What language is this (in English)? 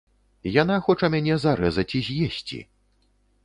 Belarusian